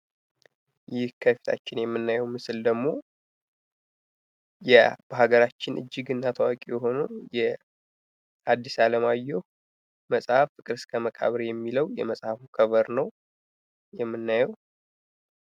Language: Amharic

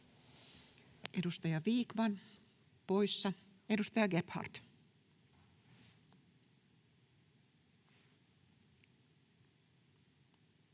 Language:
Finnish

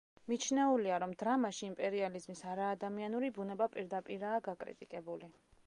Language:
Georgian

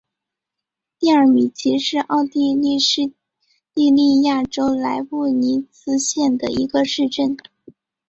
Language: Chinese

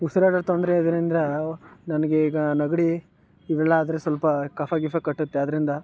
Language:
Kannada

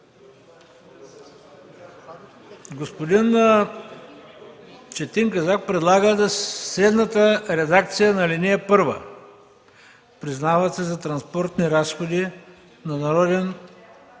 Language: Bulgarian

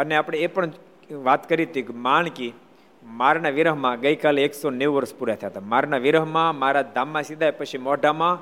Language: Gujarati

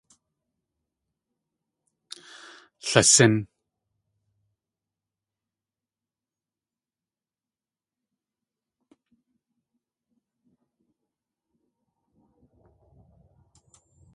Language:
Tlingit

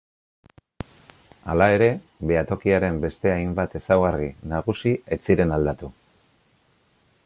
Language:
Basque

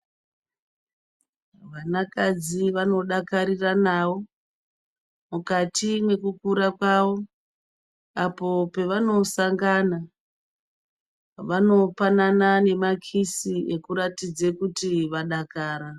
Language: Ndau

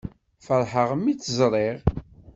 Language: Kabyle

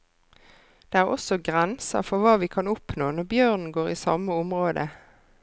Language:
Norwegian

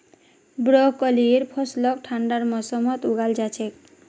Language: Magahi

